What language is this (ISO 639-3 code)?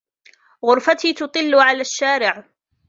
ara